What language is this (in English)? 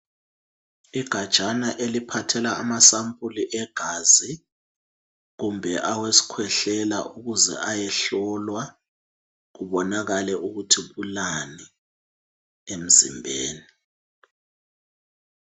North Ndebele